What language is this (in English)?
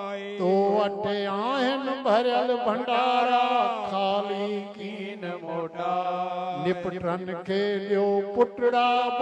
Arabic